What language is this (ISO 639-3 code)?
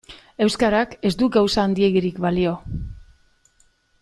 eus